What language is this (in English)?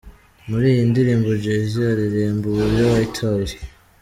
Kinyarwanda